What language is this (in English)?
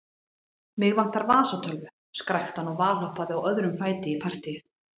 Icelandic